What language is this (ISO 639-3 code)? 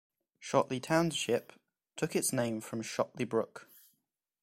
eng